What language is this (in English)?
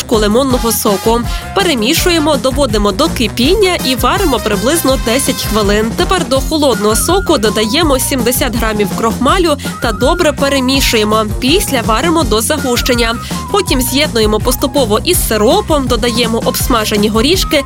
Ukrainian